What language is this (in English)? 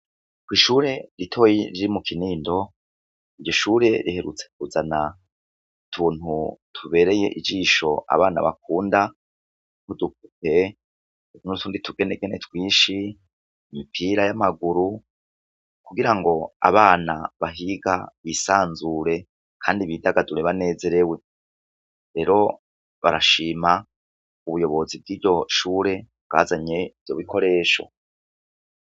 Rundi